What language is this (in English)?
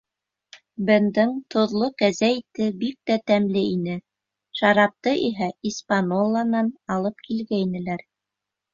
Bashkir